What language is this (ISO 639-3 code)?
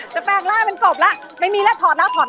tha